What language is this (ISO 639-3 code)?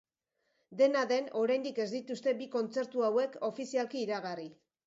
eus